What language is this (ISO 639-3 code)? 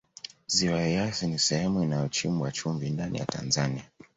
swa